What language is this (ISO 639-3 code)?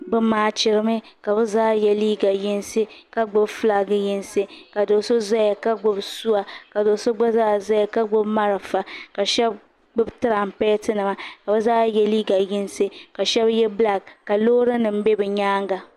dag